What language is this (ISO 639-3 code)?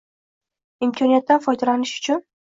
uzb